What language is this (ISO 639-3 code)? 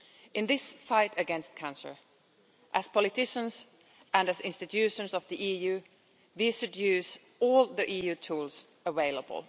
eng